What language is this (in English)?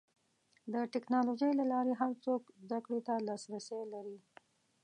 Pashto